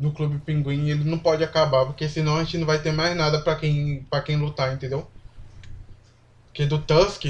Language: Portuguese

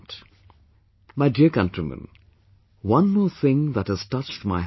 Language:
English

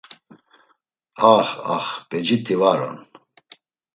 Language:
Laz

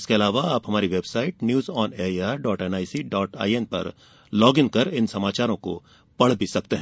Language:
Hindi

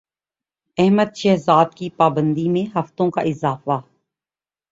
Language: Urdu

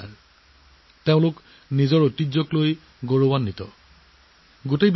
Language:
Assamese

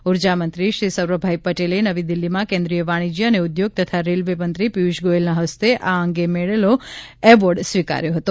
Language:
Gujarati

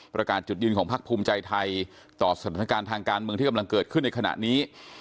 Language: Thai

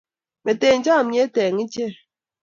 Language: Kalenjin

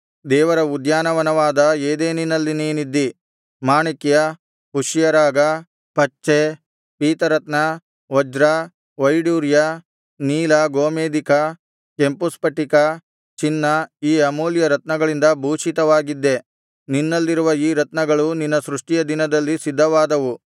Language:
Kannada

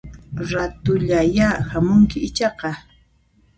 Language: Puno Quechua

